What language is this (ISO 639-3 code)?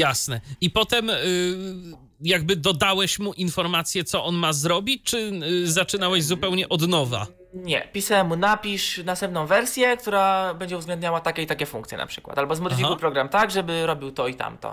pol